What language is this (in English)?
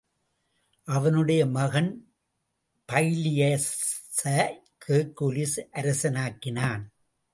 Tamil